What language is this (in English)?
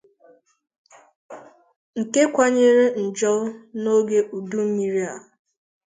Igbo